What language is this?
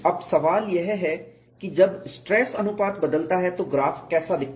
Hindi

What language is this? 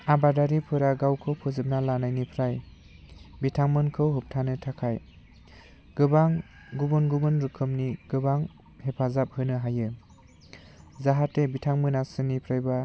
Bodo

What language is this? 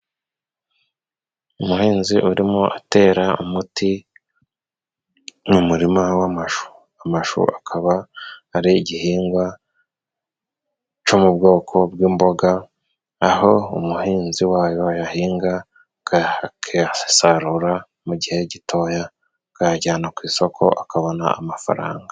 Kinyarwanda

